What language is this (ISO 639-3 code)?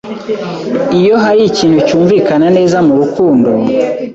kin